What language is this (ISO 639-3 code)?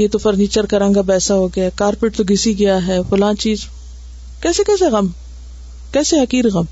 urd